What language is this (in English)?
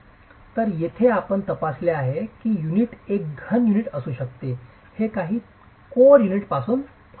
Marathi